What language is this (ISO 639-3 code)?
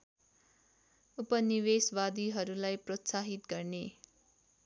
nep